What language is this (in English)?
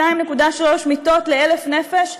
Hebrew